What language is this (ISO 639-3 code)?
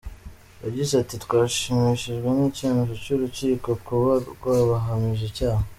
kin